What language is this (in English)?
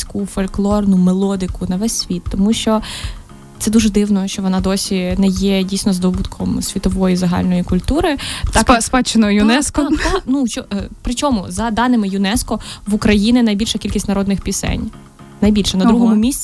Ukrainian